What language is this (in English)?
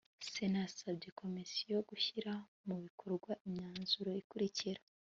Kinyarwanda